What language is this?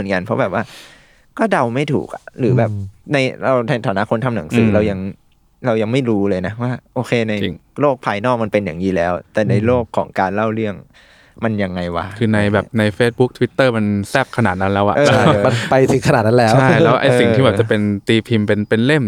Thai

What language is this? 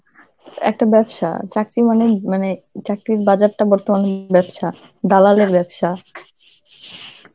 Bangla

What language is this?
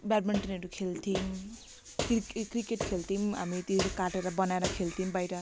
Nepali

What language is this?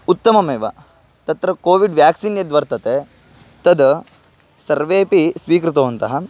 Sanskrit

